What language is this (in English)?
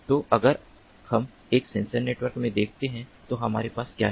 Hindi